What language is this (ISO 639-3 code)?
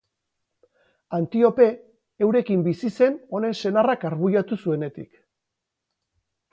eus